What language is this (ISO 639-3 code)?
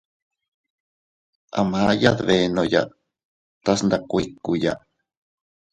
cut